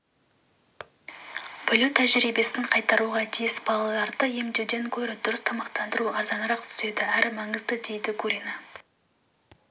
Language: Kazakh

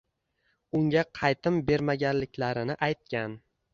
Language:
Uzbek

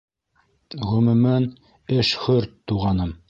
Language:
Bashkir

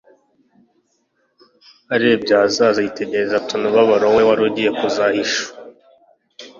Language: Kinyarwanda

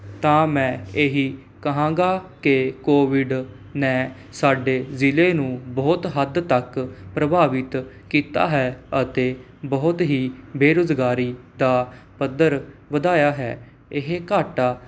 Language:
Punjabi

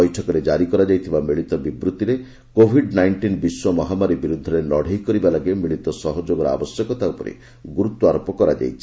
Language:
Odia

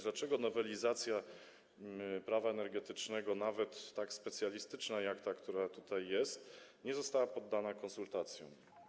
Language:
Polish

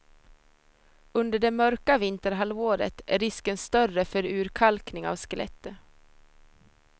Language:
Swedish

